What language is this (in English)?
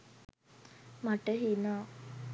Sinhala